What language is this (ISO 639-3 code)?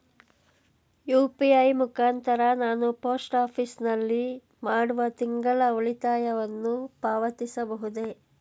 kan